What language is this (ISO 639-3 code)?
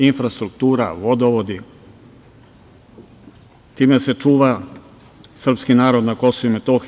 srp